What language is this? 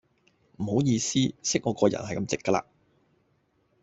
Cantonese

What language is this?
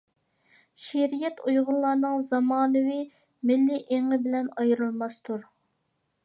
Uyghur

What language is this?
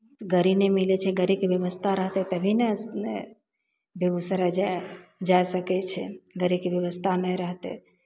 Maithili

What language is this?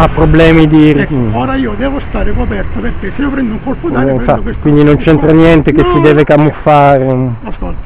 Italian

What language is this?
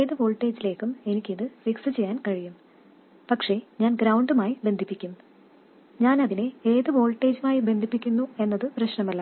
Malayalam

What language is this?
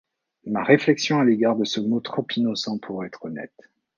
French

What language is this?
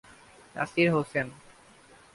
Bangla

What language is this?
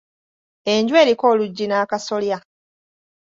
Ganda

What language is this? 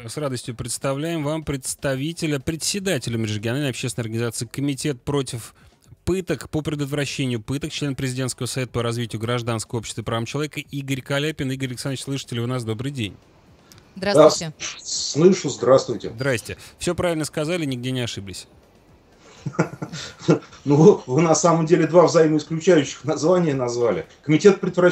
Russian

